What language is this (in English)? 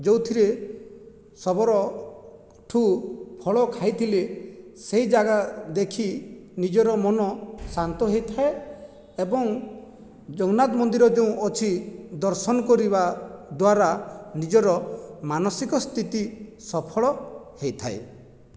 Odia